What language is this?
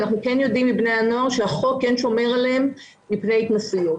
Hebrew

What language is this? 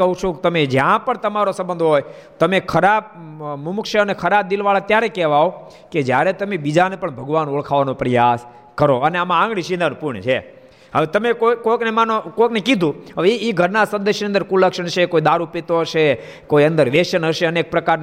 Gujarati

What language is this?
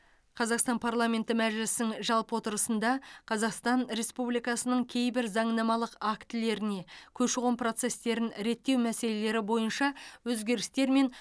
Kazakh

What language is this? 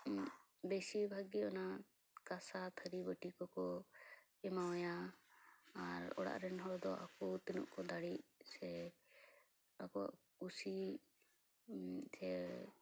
Santali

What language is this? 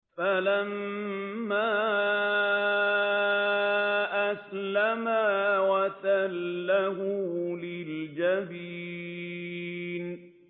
Arabic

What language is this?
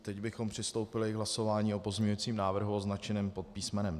Czech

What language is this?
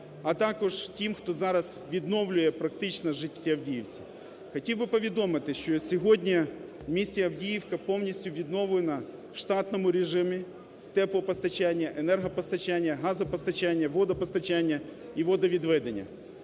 Ukrainian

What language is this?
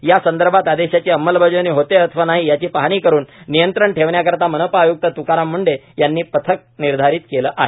Marathi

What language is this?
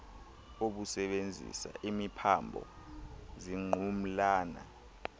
Xhosa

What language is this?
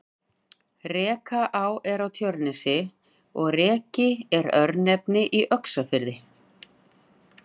Icelandic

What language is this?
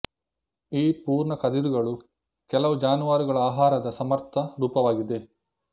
Kannada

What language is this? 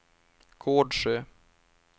Swedish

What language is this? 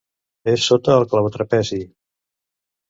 Catalan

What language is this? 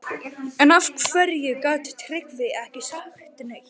Icelandic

